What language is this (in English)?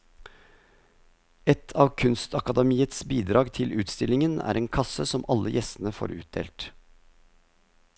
Norwegian